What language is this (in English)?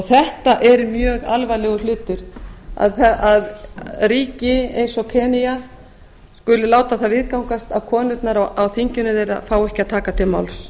Icelandic